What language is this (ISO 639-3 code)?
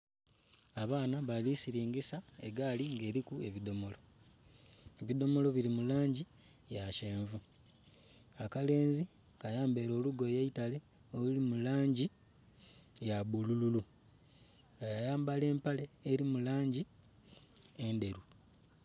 xog